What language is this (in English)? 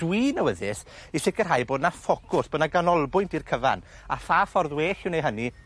Welsh